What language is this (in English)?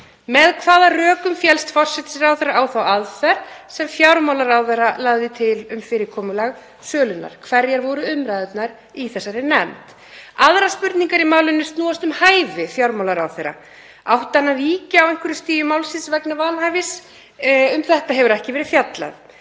Icelandic